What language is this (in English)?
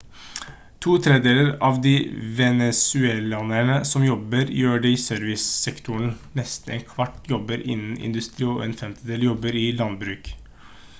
Norwegian Bokmål